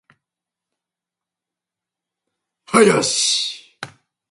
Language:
Japanese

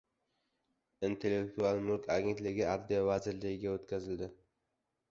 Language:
Uzbek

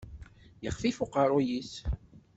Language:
Kabyle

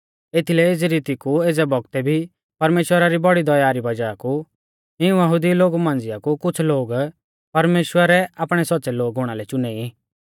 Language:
Mahasu Pahari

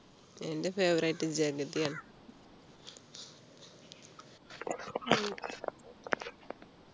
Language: Malayalam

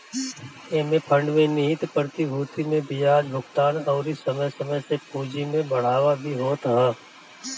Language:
Bhojpuri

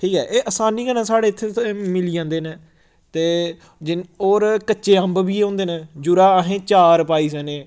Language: Dogri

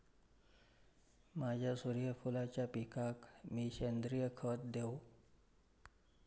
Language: Marathi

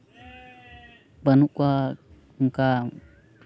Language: Santali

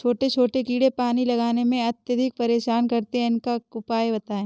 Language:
Hindi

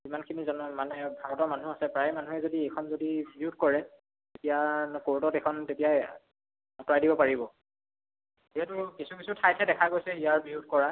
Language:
Assamese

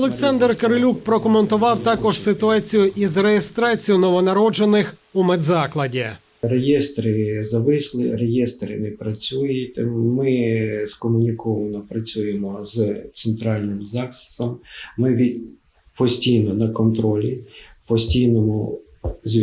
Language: Ukrainian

